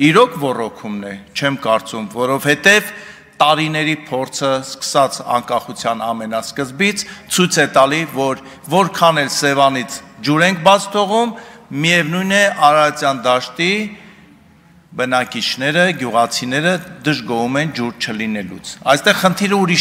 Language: Romanian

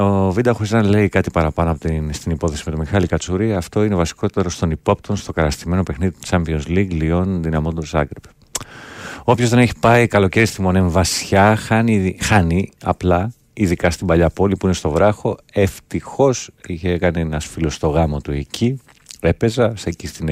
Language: Greek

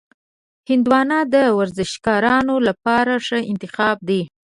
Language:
Pashto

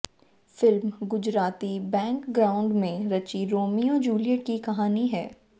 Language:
Hindi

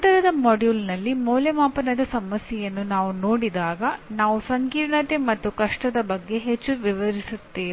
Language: Kannada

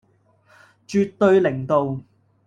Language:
Cantonese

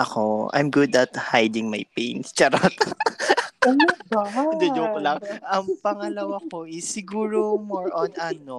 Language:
Filipino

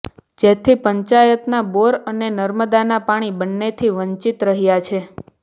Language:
Gujarati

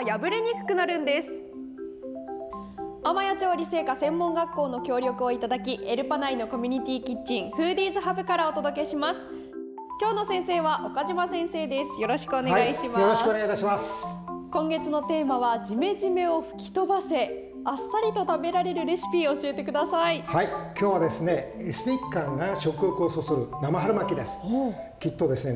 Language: Japanese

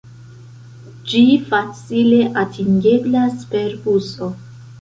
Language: Esperanto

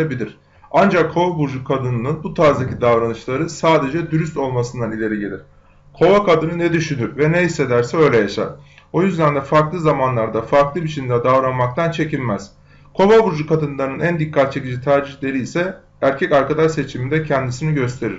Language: Turkish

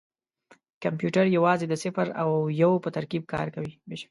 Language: Pashto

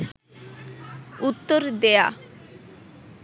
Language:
Bangla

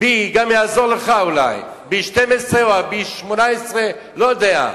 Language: Hebrew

